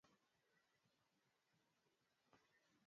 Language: Swahili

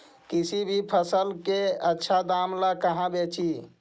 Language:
Magahi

